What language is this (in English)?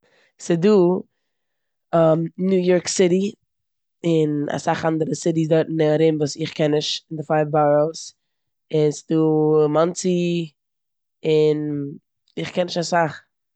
Yiddish